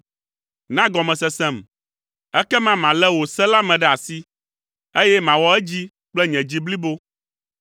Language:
Ewe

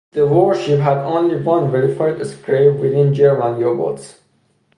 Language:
English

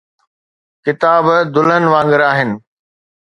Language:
Sindhi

